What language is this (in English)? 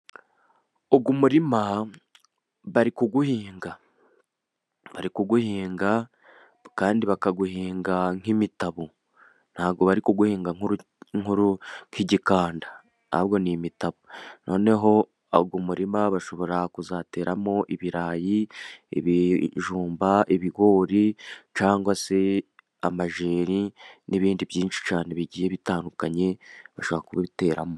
Kinyarwanda